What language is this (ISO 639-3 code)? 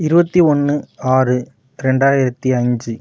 tam